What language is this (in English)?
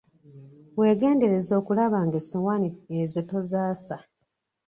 Ganda